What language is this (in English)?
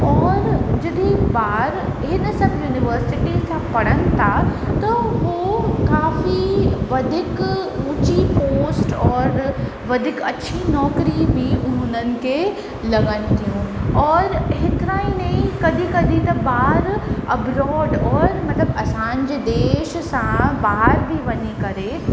Sindhi